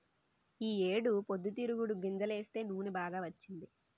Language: Telugu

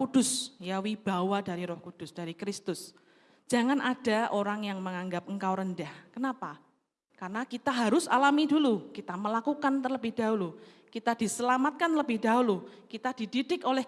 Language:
Indonesian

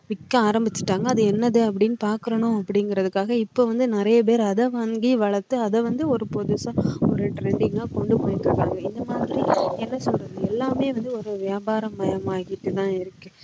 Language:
Tamil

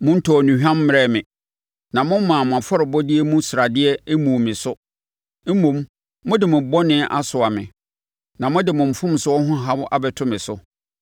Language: Akan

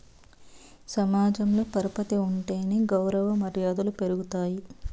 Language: Telugu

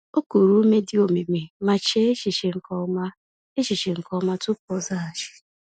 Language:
Igbo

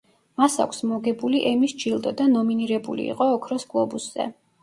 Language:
Georgian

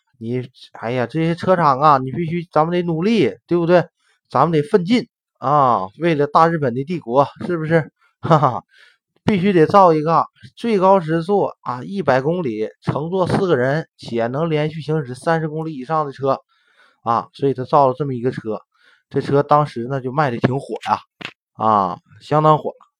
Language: Chinese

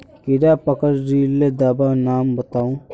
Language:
Magahi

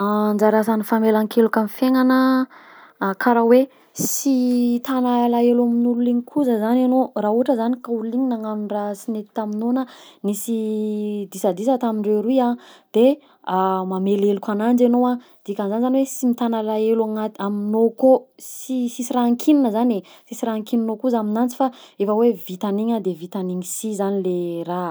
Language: Southern Betsimisaraka Malagasy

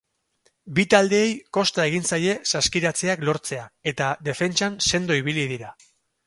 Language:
Basque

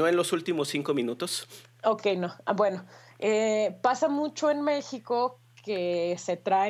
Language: Spanish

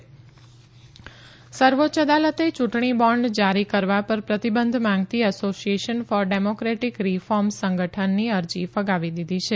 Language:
Gujarati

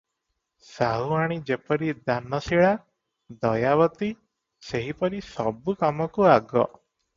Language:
Odia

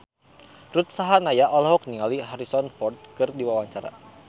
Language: Sundanese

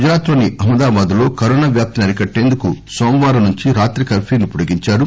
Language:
Telugu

